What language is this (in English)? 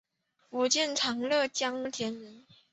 Chinese